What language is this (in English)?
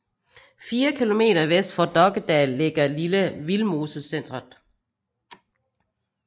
Danish